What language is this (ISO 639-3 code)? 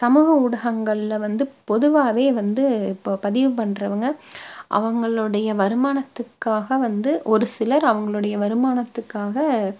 tam